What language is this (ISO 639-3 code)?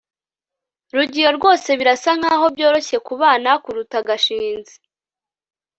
kin